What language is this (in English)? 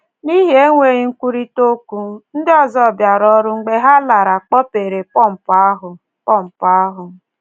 Igbo